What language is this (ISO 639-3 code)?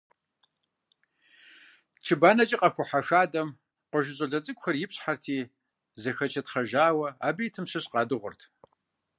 kbd